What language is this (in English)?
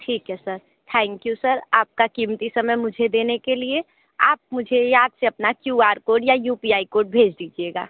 Hindi